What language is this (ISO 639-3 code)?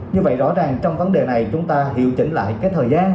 vie